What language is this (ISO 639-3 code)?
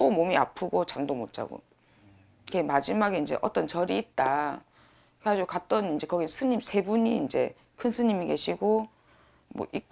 kor